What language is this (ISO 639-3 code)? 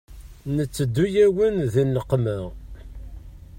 kab